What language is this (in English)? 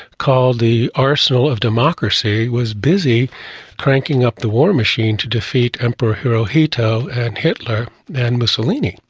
English